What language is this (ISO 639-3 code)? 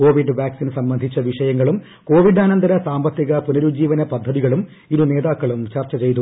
mal